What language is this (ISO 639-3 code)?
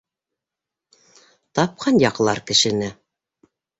bak